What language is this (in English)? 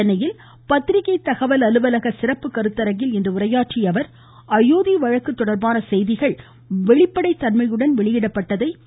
Tamil